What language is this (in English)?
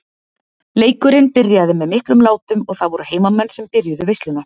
Icelandic